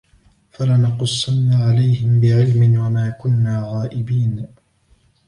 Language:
Arabic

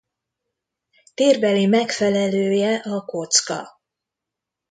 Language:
Hungarian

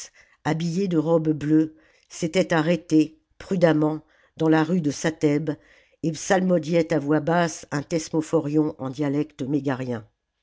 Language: French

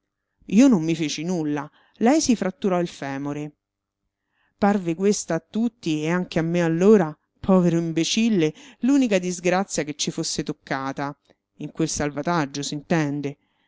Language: Italian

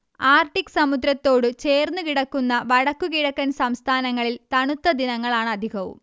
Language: Malayalam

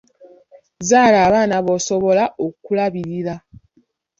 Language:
Ganda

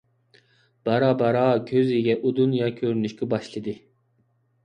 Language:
Uyghur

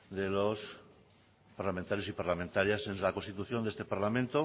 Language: Spanish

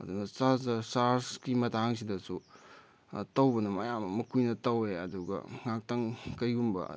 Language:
Manipuri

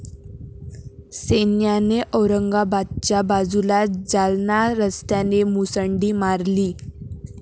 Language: Marathi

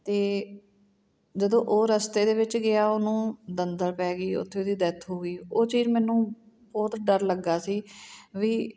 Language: Punjabi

